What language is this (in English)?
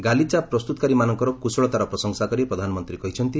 Odia